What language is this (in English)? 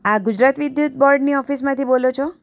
Gujarati